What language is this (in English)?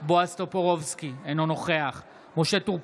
Hebrew